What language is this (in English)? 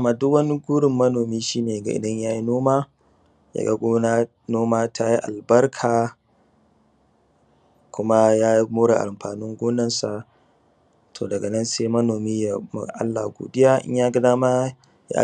Hausa